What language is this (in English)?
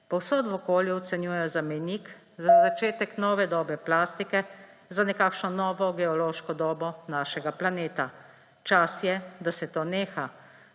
Slovenian